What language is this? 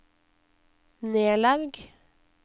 Norwegian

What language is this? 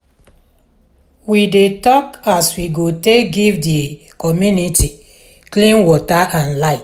Nigerian Pidgin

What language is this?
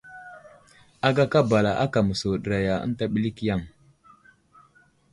Wuzlam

